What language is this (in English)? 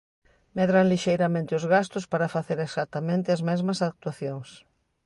Galician